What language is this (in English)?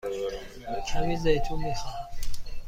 Persian